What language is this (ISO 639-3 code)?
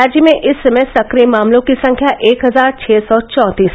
hin